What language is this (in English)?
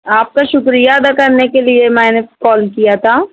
Urdu